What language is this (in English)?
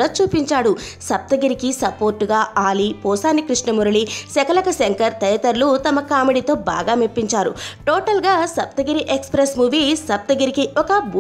Hindi